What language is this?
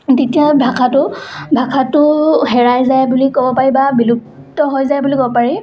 Assamese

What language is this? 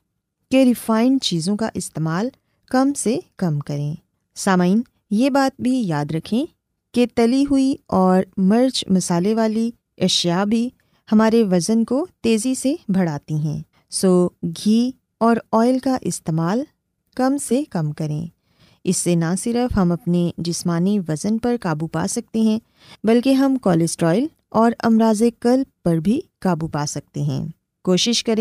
Urdu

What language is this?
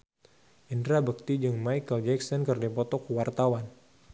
Sundanese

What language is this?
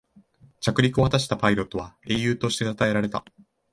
Japanese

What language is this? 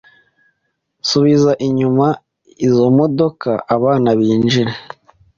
Kinyarwanda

